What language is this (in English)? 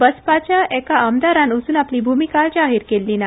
Konkani